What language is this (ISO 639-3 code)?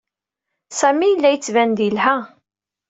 kab